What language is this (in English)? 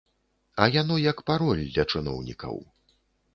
Belarusian